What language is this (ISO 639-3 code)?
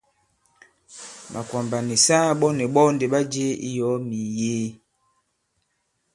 abb